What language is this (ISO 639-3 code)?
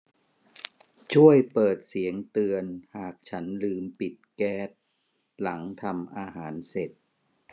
tha